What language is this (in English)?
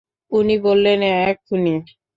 Bangla